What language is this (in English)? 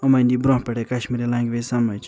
Kashmiri